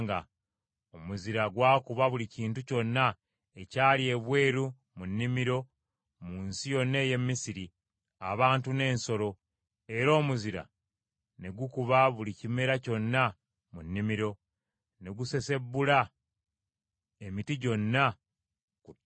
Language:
Ganda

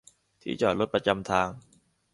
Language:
Thai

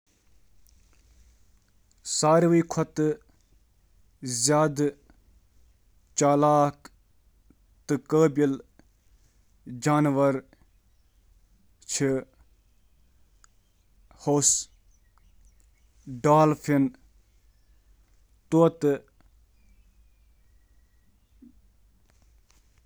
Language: Kashmiri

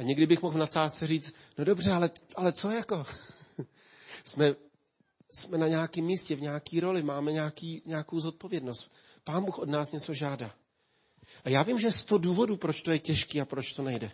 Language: Czech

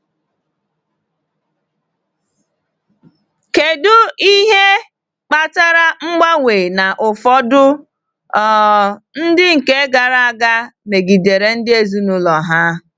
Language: Igbo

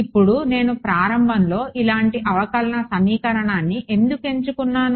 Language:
Telugu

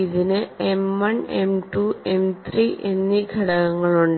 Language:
Malayalam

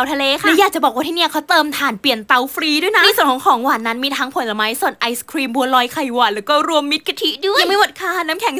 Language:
Thai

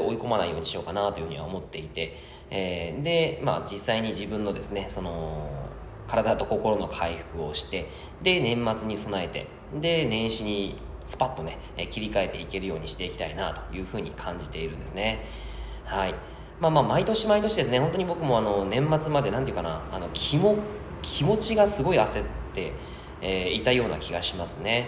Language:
Japanese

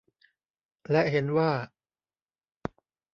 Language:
Thai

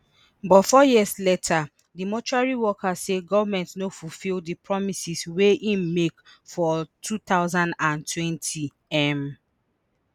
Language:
Nigerian Pidgin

